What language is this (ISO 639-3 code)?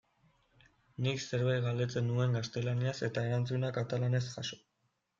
eus